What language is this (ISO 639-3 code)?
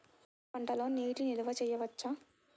tel